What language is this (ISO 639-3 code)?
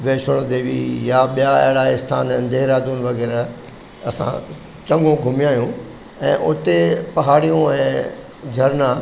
snd